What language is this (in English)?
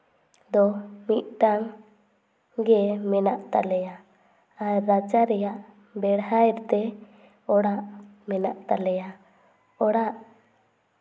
Santali